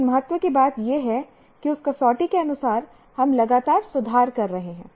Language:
Hindi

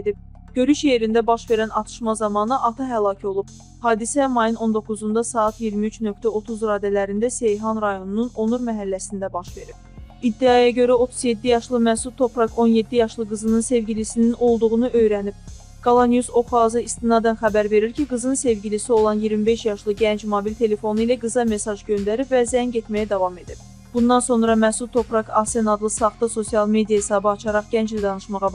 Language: Turkish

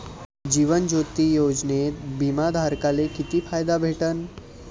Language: Marathi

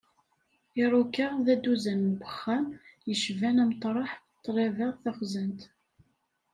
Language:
Kabyle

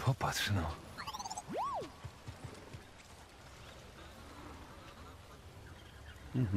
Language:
Polish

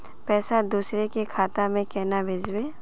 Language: Magahi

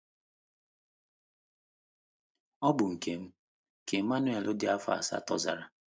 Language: Igbo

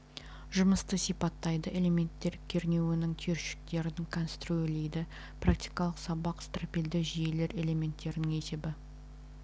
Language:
Kazakh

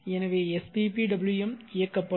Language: Tamil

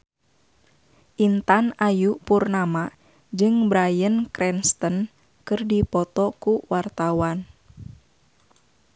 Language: Sundanese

